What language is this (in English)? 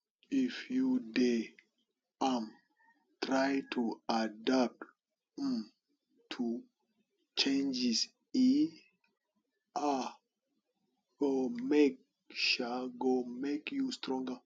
Nigerian Pidgin